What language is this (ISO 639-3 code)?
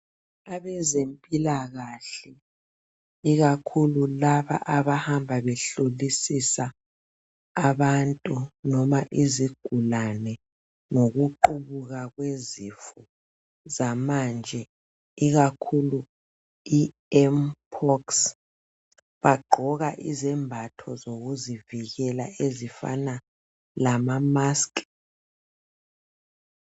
nde